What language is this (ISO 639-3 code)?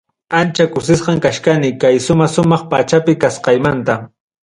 quy